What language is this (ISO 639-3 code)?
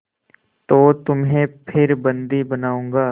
hin